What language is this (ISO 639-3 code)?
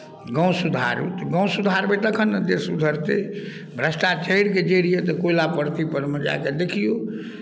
mai